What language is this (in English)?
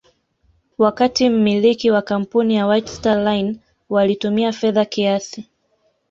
Swahili